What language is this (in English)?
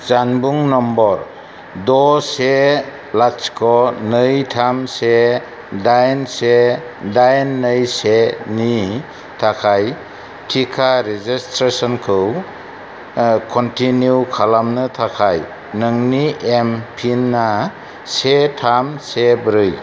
Bodo